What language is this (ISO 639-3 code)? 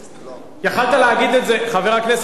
heb